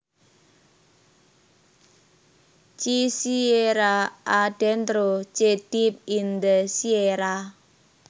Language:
Javanese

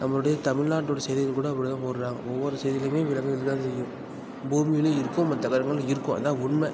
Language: Tamil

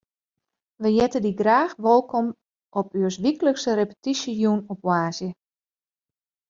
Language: Western Frisian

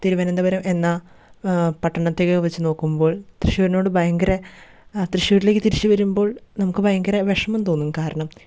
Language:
Malayalam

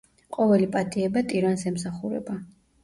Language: Georgian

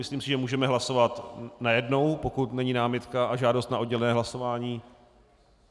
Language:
Czech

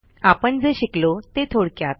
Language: Marathi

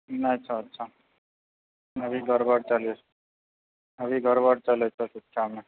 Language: Maithili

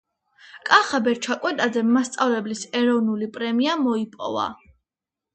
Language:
Georgian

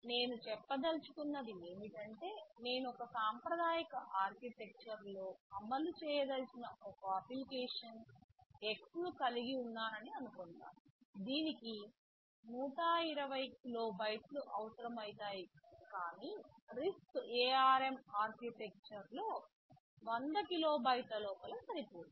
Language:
Telugu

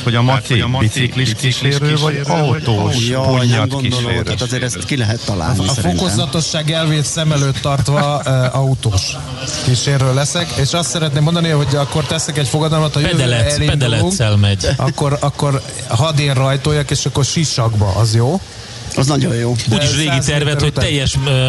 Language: Hungarian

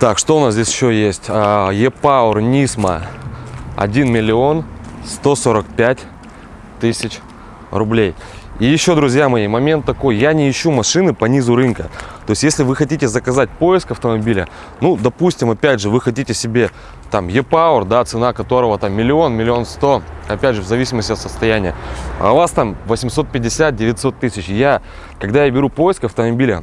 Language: Russian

